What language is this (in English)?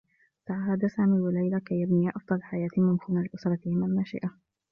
Arabic